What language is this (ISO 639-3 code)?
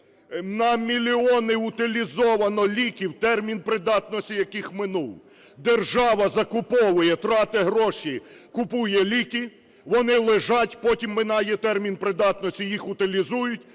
ukr